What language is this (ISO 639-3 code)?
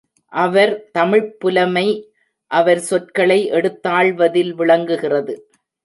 tam